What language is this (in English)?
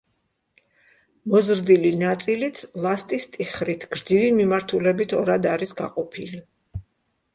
Georgian